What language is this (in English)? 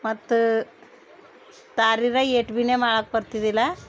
Kannada